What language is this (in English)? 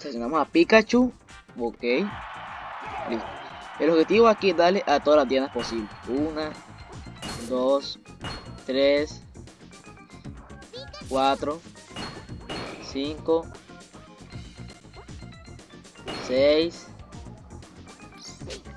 Spanish